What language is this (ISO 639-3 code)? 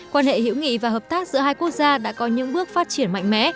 vie